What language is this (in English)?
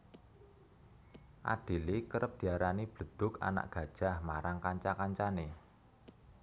Javanese